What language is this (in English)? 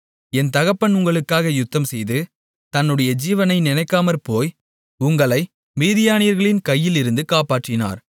Tamil